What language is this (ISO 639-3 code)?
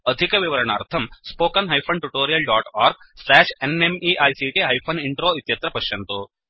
san